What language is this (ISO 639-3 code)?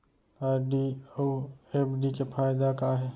hne